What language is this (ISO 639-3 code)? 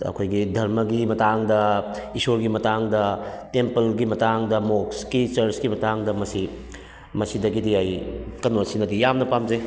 mni